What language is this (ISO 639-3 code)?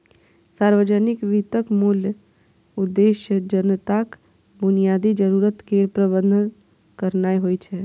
mai